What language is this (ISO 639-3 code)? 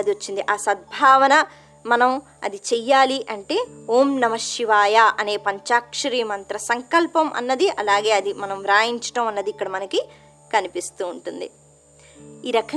tel